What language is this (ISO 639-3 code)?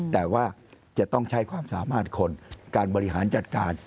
tha